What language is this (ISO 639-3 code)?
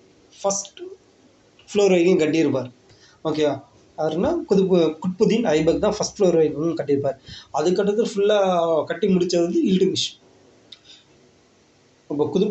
tam